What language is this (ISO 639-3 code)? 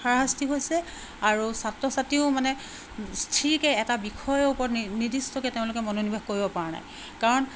asm